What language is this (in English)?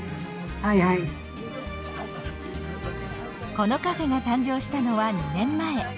Japanese